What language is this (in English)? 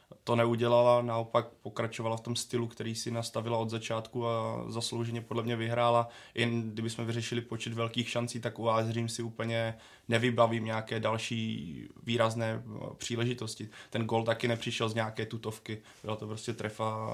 Czech